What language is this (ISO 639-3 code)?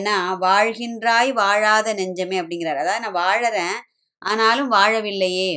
tam